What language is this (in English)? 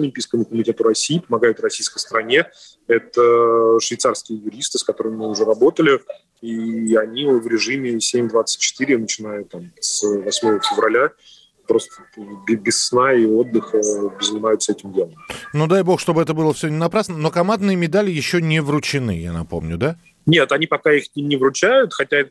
Russian